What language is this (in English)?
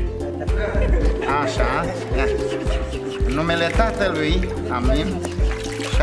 Romanian